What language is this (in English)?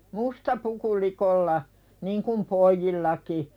Finnish